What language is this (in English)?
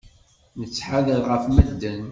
Kabyle